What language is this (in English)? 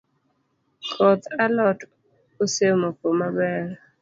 Luo (Kenya and Tanzania)